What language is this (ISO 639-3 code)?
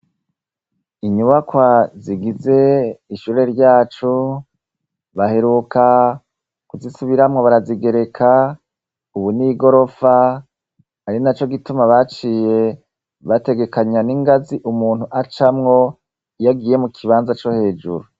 run